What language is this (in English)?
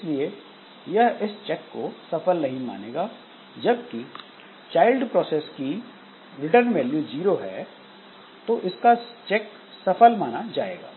Hindi